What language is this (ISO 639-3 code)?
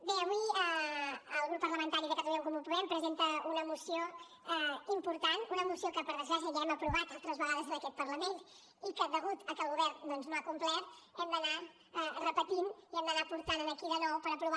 cat